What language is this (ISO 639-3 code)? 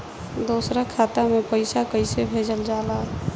bho